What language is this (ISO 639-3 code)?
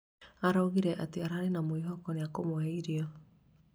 kik